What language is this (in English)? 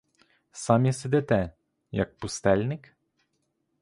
Ukrainian